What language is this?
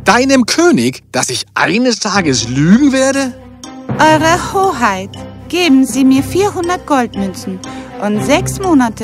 German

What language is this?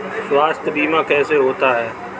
Hindi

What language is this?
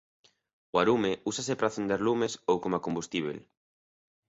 Galician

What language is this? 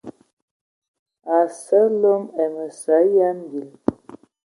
Ewondo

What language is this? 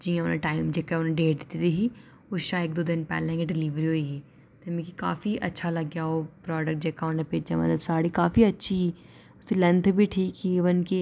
Dogri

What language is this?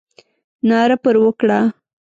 Pashto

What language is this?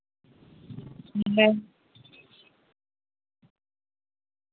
Santali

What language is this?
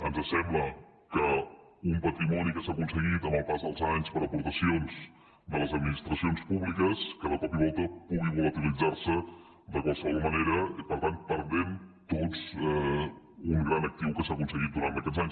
Catalan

